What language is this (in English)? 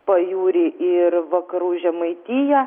Lithuanian